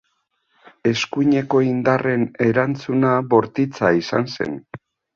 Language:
Basque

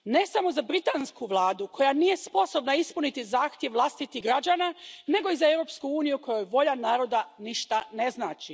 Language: Croatian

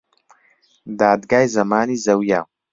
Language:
Central Kurdish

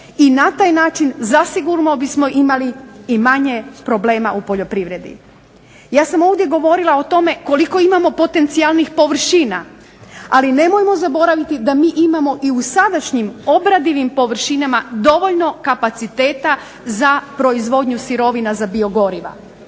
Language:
Croatian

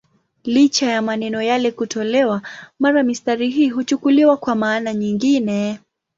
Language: Swahili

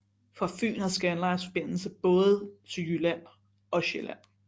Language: Danish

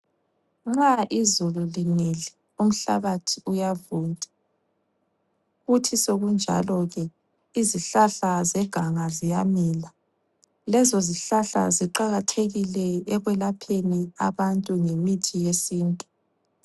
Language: North Ndebele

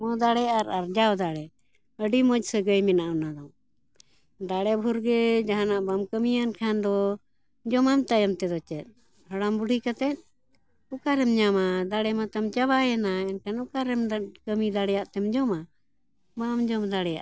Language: Santali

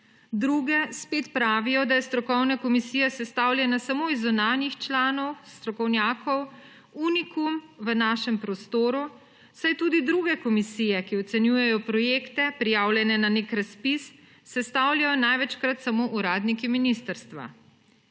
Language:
Slovenian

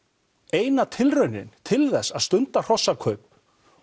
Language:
Icelandic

